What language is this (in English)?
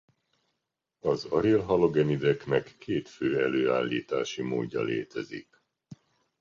Hungarian